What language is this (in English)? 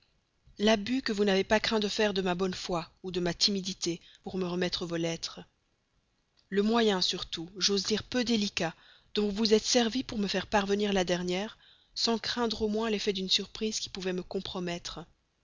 French